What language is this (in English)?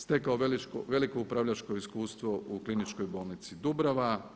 Croatian